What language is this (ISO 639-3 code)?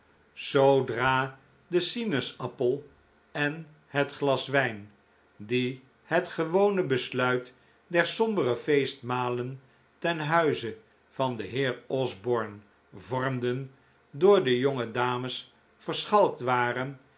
nld